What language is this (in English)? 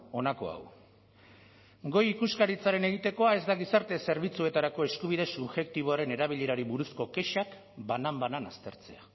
Basque